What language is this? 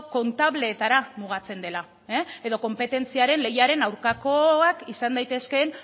Basque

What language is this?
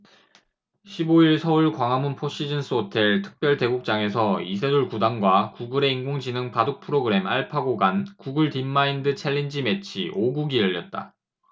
Korean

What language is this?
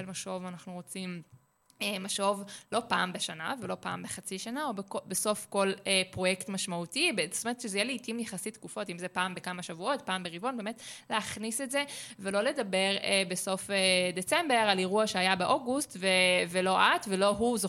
Hebrew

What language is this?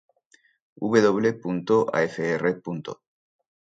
Spanish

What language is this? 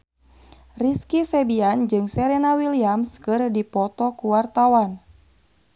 Sundanese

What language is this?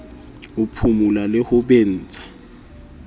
Southern Sotho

